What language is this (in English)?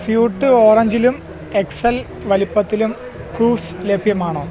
Malayalam